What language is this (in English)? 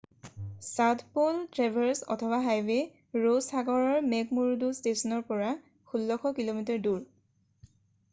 Assamese